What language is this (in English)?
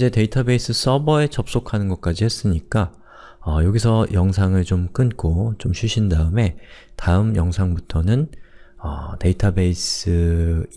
Korean